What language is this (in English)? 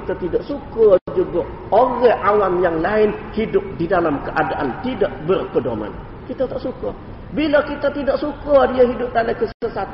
Malay